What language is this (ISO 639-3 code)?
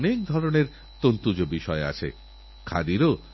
ben